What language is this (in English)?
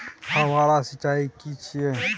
Maithili